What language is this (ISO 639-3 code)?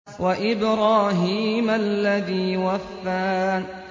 ara